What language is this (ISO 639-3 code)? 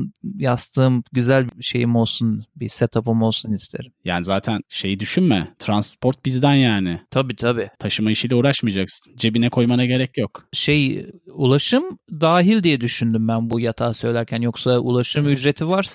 tur